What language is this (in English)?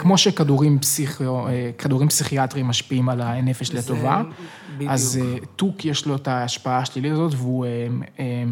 Hebrew